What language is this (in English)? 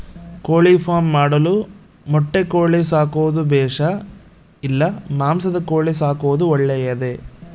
Kannada